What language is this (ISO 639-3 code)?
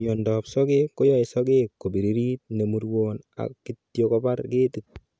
kln